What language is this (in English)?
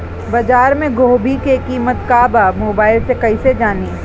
Bhojpuri